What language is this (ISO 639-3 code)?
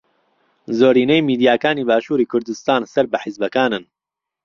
ckb